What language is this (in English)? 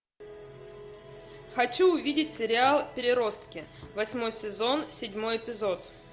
Russian